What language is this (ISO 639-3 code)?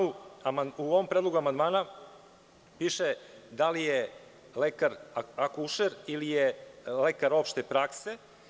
srp